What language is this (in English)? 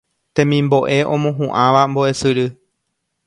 Guarani